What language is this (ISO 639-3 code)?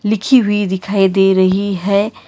hin